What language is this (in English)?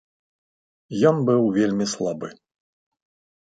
Belarusian